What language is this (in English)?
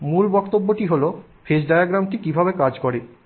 Bangla